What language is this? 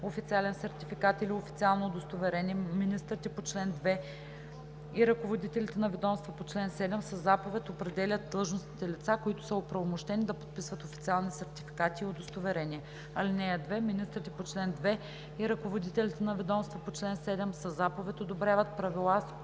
Bulgarian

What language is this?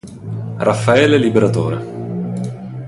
Italian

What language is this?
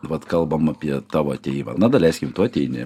Lithuanian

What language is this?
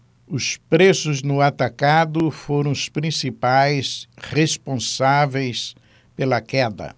Portuguese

